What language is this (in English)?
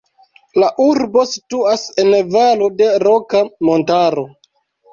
Esperanto